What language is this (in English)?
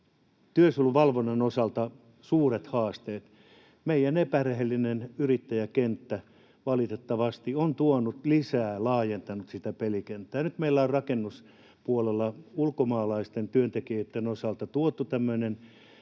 Finnish